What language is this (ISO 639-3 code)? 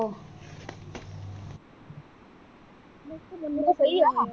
pan